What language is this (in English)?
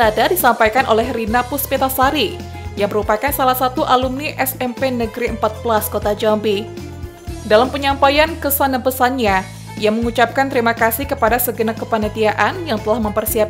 Indonesian